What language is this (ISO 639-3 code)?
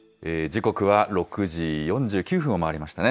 jpn